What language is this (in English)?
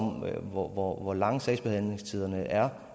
Danish